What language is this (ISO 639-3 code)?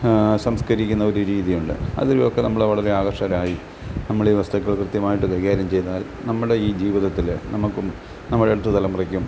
mal